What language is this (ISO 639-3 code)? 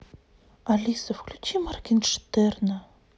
rus